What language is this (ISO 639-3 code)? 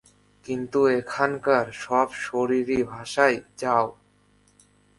ben